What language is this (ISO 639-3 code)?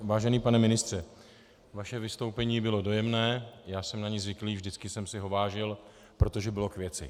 ces